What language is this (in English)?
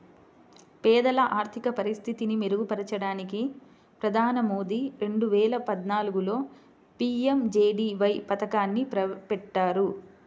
Telugu